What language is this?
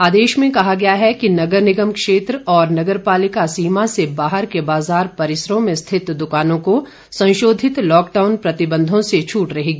Hindi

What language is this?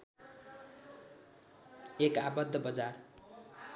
Nepali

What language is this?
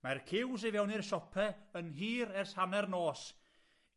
Welsh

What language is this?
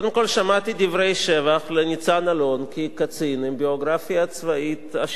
Hebrew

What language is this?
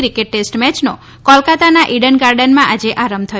Gujarati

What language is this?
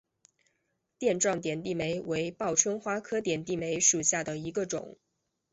Chinese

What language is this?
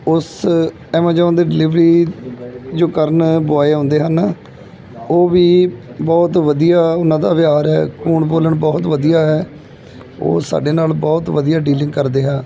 Punjabi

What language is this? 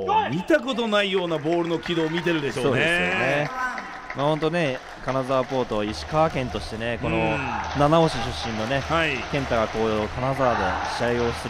Japanese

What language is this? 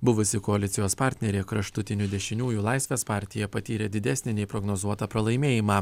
Lithuanian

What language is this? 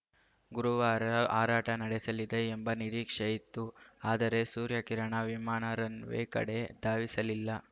Kannada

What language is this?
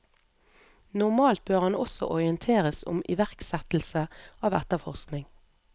Norwegian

